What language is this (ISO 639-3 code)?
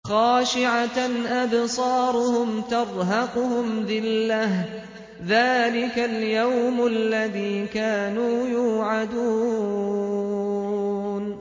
ara